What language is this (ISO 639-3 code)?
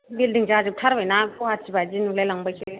brx